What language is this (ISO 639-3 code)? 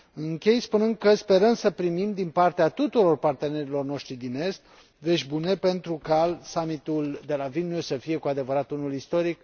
ron